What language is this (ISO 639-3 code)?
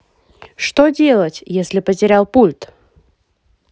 rus